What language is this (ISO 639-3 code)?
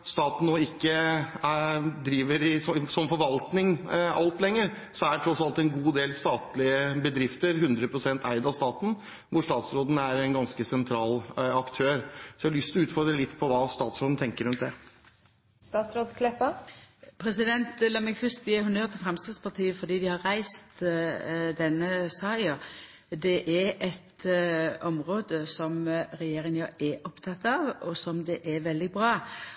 nor